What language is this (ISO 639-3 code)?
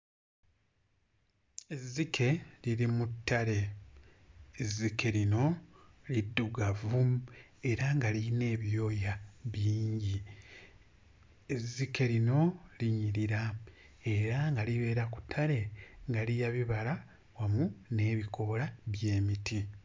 lug